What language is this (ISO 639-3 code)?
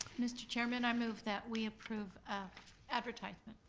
eng